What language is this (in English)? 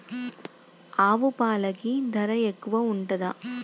Telugu